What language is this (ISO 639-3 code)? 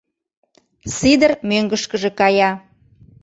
chm